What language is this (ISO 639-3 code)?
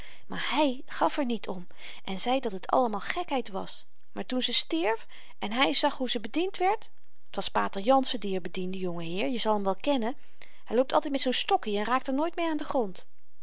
nld